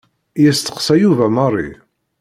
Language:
Kabyle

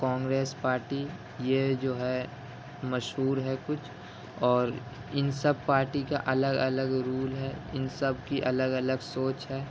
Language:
Urdu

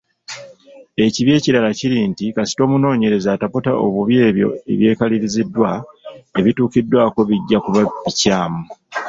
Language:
Ganda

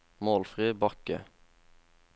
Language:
Norwegian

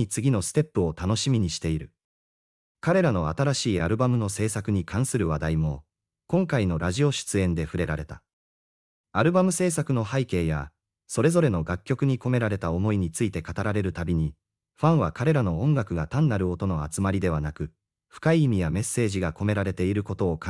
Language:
Japanese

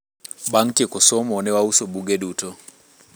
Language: Luo (Kenya and Tanzania)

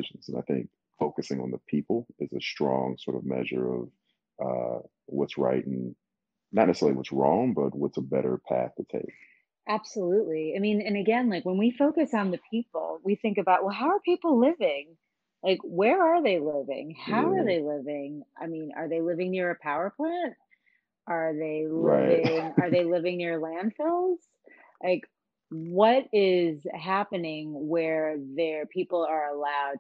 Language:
English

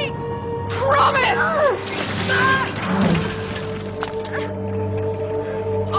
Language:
English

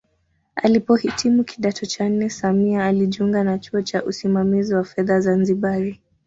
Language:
Swahili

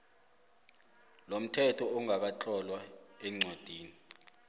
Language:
South Ndebele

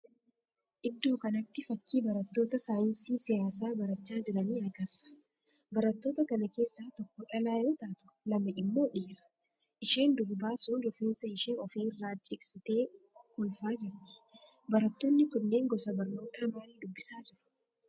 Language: Oromo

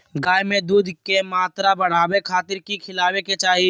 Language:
Magahi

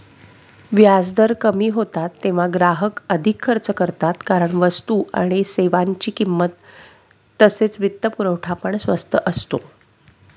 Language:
Marathi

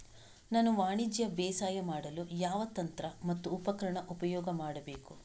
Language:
Kannada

